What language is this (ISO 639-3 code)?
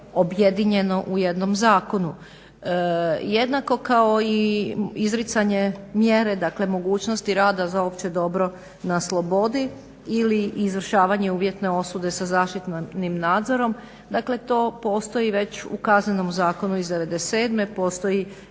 hrv